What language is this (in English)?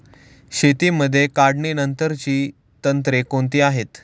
Marathi